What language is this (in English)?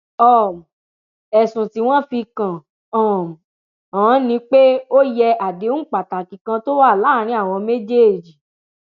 Yoruba